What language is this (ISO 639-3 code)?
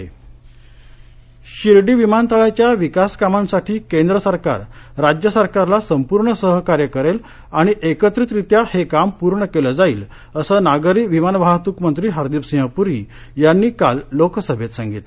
mar